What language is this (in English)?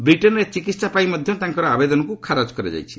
Odia